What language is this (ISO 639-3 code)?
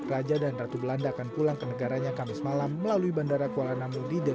ind